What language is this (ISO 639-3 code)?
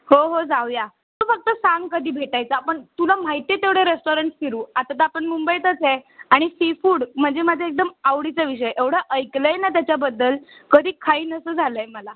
mar